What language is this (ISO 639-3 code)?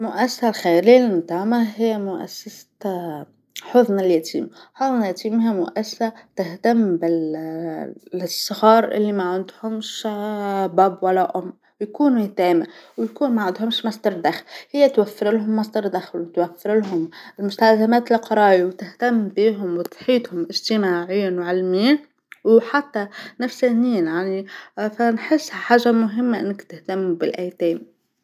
aeb